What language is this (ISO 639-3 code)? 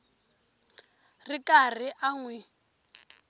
tso